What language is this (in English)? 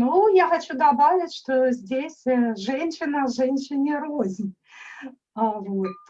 Russian